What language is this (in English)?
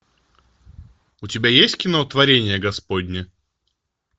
Russian